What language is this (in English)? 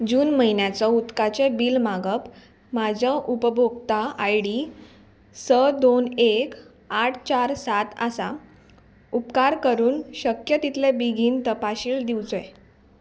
Konkani